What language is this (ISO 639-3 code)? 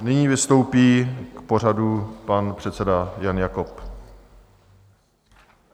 ces